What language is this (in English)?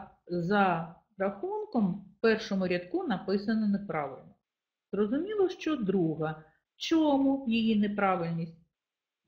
Ukrainian